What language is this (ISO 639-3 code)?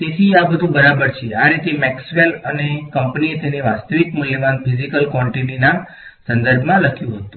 guj